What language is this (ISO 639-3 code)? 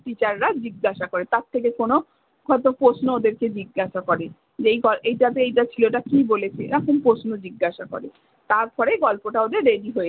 ben